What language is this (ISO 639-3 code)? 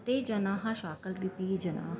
san